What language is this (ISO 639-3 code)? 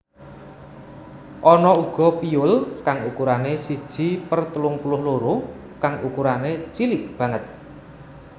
jav